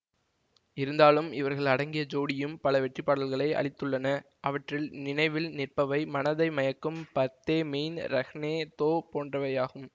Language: Tamil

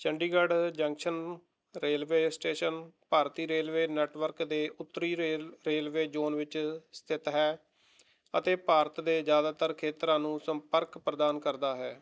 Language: Punjabi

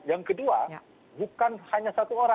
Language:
Indonesian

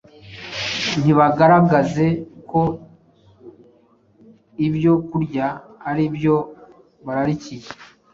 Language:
Kinyarwanda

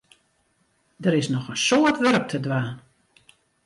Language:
Western Frisian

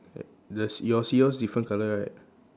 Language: English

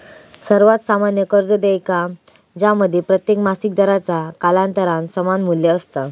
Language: Marathi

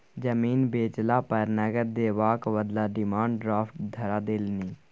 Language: Maithili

